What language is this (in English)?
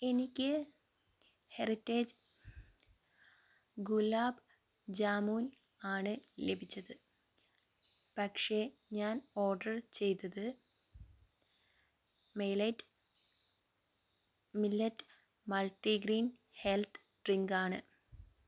Malayalam